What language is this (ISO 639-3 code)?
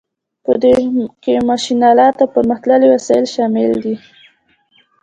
pus